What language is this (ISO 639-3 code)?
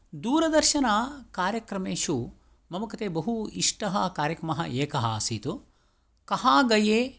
san